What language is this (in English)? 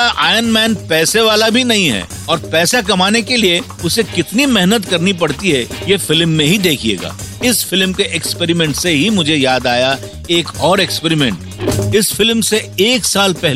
Hindi